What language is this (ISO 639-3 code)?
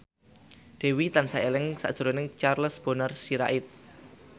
jav